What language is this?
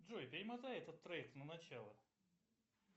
Russian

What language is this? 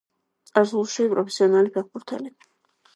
Georgian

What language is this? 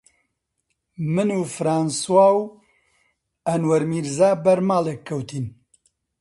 Central Kurdish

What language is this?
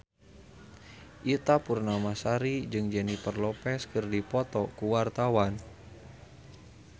Sundanese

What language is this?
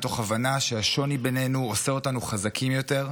Hebrew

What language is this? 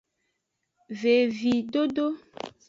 Aja (Benin)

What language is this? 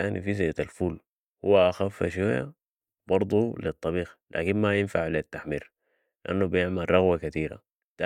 Sudanese Arabic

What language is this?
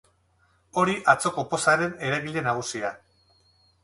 Basque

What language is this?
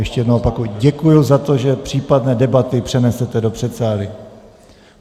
Czech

